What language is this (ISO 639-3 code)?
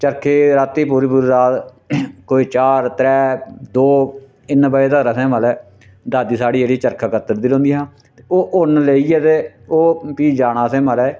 doi